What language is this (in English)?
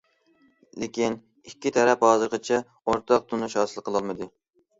Uyghur